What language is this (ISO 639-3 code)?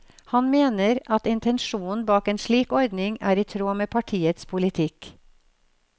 nor